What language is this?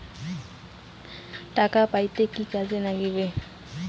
Bangla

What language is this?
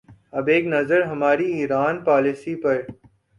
Urdu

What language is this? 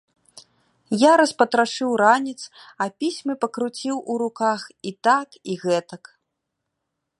Belarusian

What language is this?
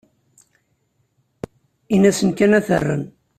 Kabyle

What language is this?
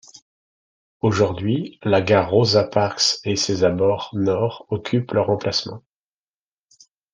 French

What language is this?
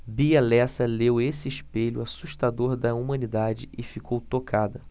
Portuguese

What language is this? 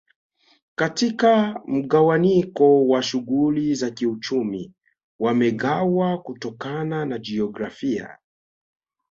Swahili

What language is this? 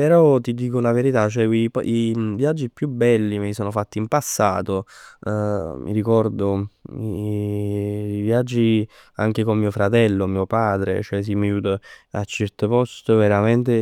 Neapolitan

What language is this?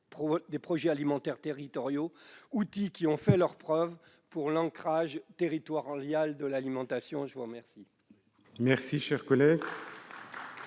French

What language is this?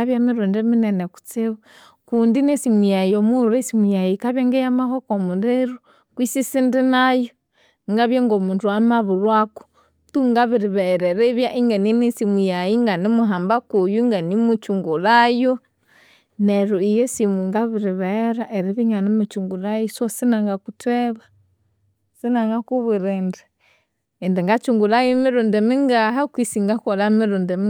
Konzo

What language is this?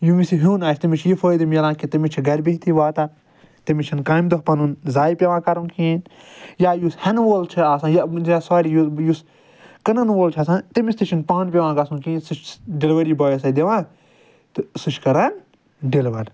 Kashmiri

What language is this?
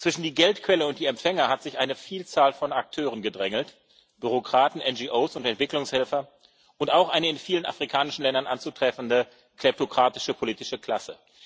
German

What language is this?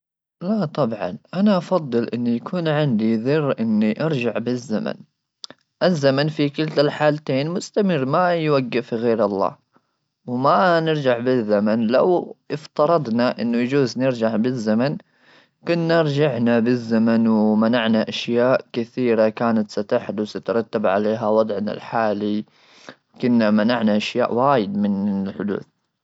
Gulf Arabic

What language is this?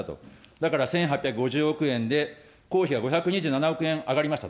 Japanese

